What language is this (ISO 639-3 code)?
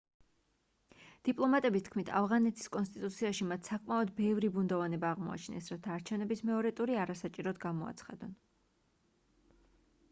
kat